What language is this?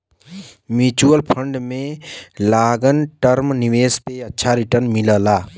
Bhojpuri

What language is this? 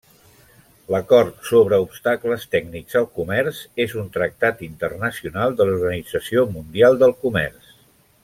Catalan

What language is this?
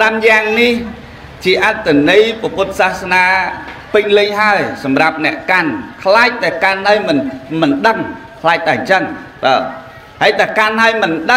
Thai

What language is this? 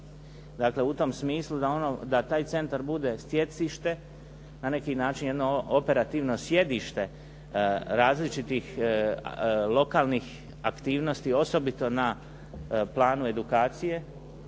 Croatian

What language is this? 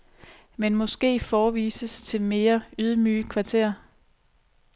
Danish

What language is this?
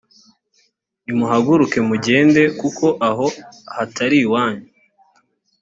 Kinyarwanda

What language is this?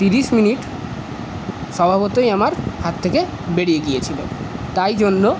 Bangla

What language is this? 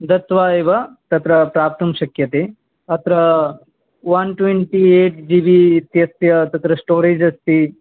Sanskrit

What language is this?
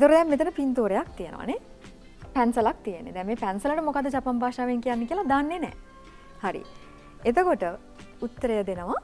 Japanese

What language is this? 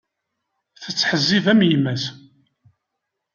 Kabyle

